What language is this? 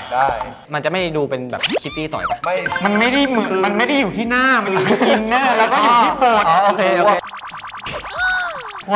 Thai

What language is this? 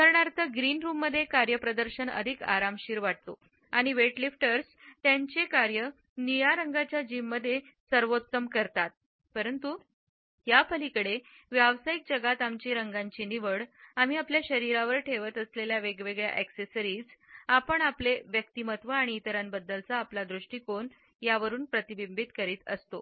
Marathi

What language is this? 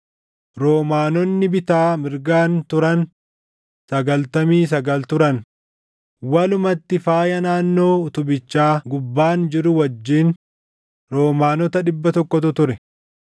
Oromo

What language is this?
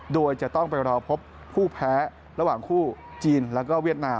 Thai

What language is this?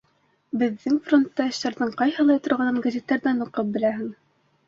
Bashkir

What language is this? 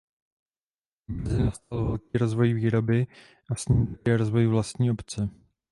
Czech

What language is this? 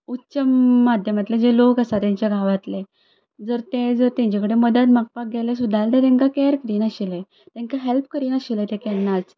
Konkani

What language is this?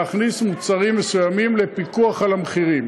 Hebrew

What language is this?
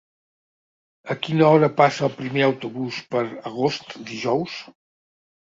Catalan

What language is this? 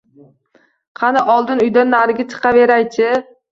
Uzbek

